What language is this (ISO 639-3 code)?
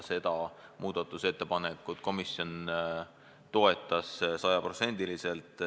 est